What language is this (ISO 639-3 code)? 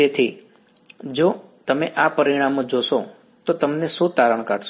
guj